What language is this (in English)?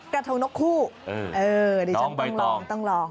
Thai